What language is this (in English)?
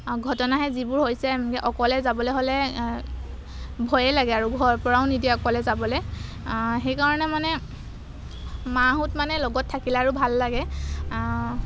Assamese